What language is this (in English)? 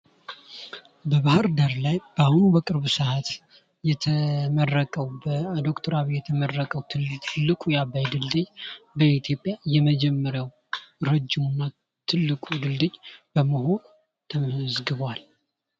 Amharic